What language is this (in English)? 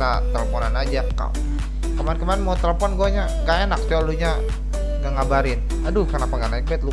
Indonesian